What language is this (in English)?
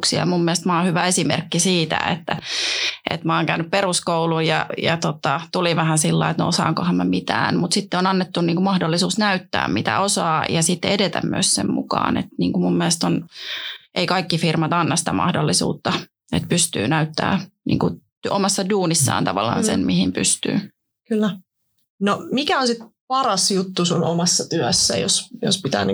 Finnish